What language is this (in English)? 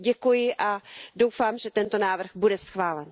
Czech